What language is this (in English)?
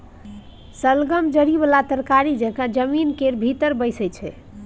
Maithili